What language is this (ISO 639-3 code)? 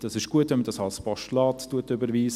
gsw